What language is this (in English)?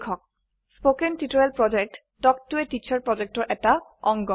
Assamese